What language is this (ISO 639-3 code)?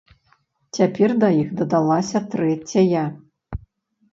bel